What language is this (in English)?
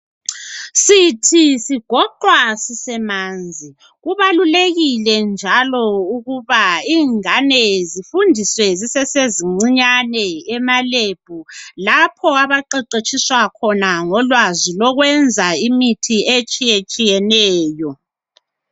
North Ndebele